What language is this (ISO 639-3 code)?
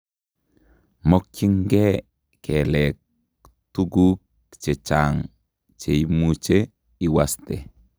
kln